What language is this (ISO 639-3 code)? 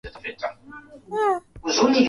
swa